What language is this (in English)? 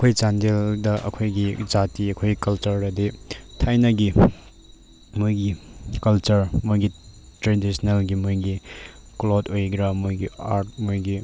Manipuri